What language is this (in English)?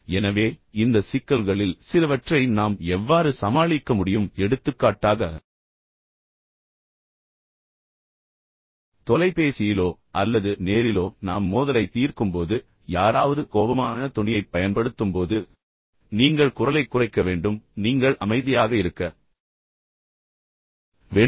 Tamil